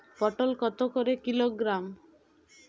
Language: Bangla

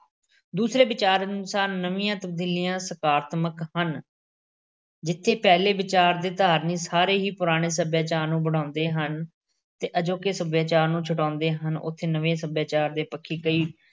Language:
Punjabi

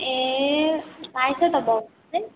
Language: Nepali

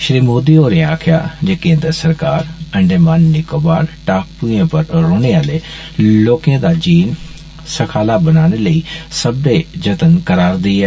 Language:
Dogri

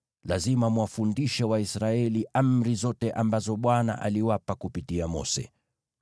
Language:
Swahili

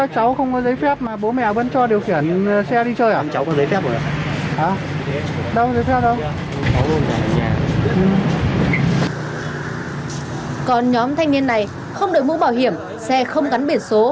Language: Vietnamese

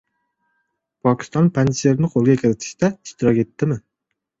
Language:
Uzbek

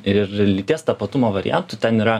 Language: Lithuanian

